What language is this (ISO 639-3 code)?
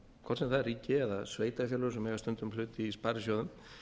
isl